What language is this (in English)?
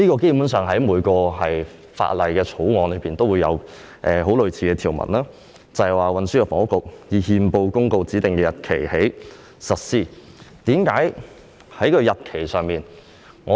Cantonese